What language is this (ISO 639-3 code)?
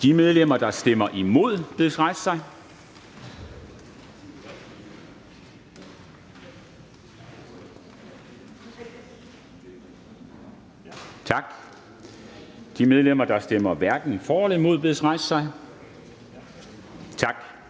dan